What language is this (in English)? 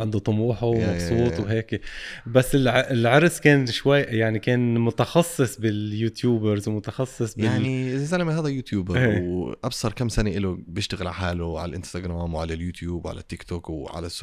Arabic